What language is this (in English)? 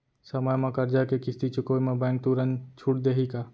Chhattisgarhi